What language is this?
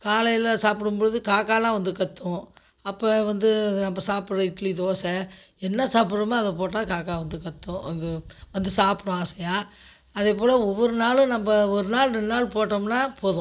Tamil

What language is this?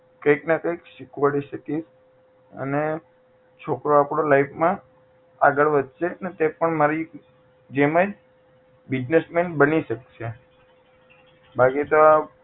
Gujarati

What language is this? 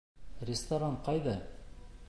Bashkir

